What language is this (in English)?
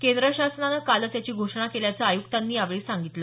Marathi